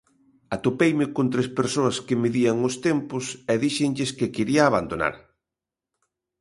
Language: Galician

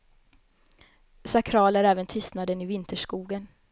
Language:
Swedish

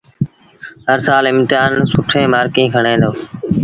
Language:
Sindhi Bhil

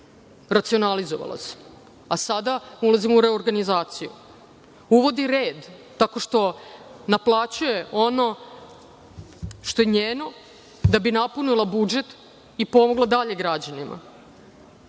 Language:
Serbian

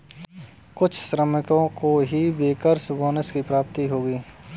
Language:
Hindi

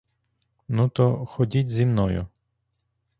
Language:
Ukrainian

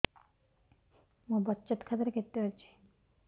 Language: Odia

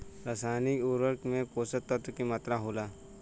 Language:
Bhojpuri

